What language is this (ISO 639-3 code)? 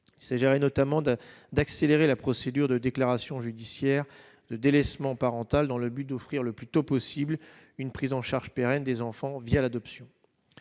fra